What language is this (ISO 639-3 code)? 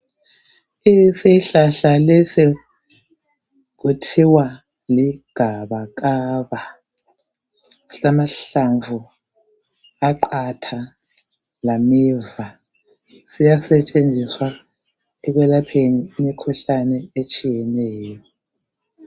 nde